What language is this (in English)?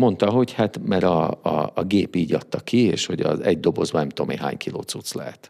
Hungarian